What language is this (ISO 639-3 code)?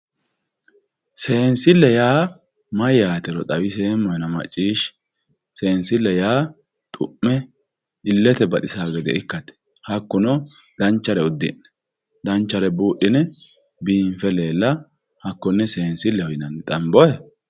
sid